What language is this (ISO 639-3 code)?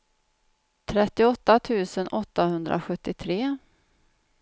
swe